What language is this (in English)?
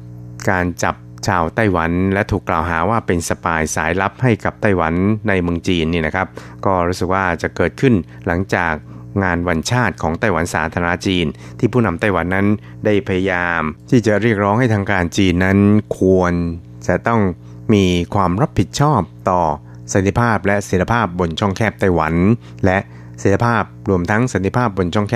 Thai